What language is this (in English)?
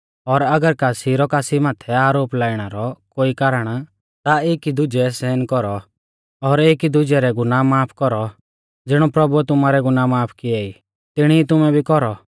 Mahasu Pahari